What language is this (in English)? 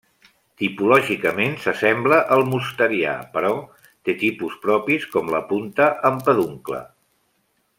Catalan